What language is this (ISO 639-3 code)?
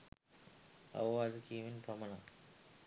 sin